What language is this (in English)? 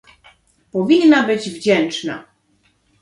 Polish